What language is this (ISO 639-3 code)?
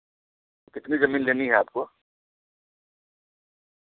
urd